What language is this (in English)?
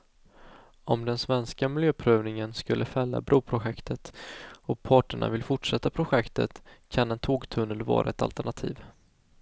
Swedish